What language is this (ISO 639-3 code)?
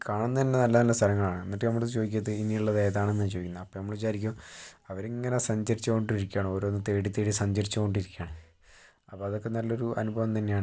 mal